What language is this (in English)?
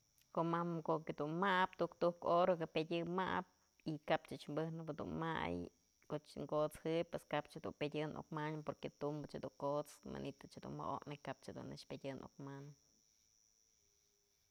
Mazatlán Mixe